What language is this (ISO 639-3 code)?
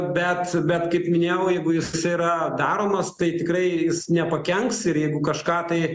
lit